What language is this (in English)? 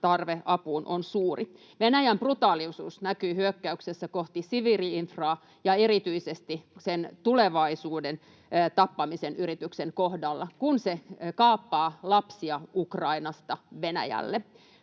Finnish